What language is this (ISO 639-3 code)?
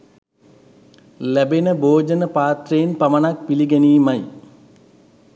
sin